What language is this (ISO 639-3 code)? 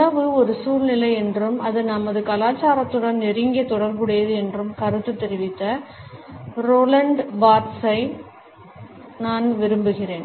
tam